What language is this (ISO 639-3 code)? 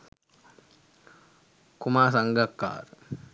sin